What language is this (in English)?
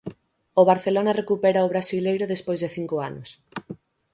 Galician